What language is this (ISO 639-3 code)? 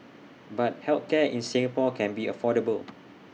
eng